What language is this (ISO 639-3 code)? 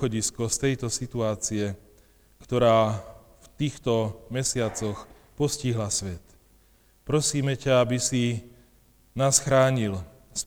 slk